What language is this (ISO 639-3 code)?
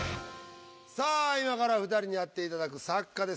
jpn